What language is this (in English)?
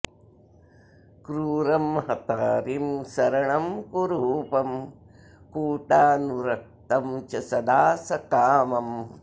Sanskrit